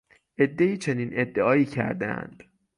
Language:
Persian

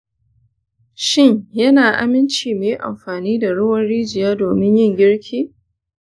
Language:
Hausa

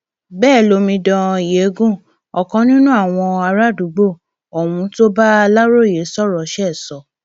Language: Yoruba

